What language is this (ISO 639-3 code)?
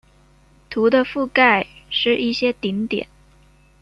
zho